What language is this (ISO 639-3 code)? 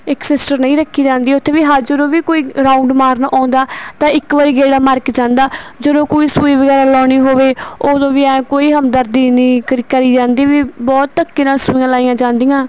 pan